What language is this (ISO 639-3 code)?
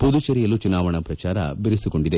kan